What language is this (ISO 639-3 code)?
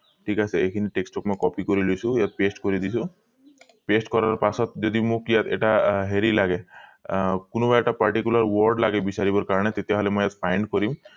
asm